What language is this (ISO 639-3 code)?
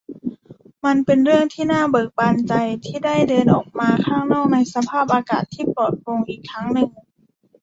tha